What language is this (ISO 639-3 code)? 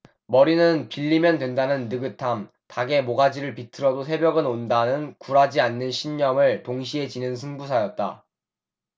kor